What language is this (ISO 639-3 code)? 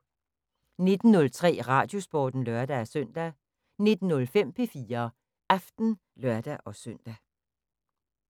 dan